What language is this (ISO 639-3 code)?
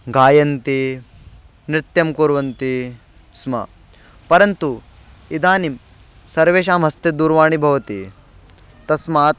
san